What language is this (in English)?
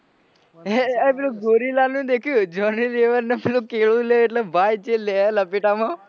Gujarati